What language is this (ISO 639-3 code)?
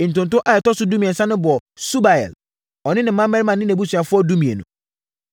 aka